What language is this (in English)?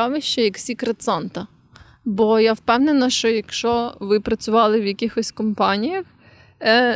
Ukrainian